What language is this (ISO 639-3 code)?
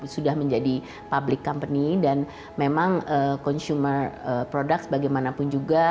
ind